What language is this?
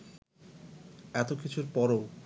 Bangla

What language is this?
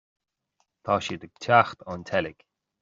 Irish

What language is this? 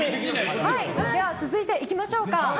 Japanese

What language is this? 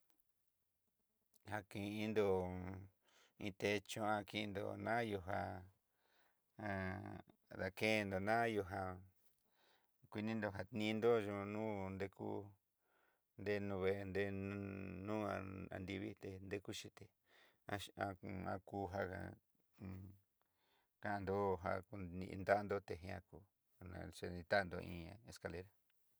Southeastern Nochixtlán Mixtec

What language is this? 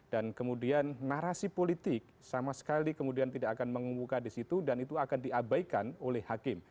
Indonesian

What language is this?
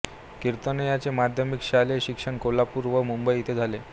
Marathi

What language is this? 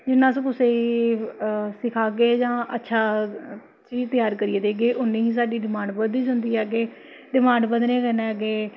Dogri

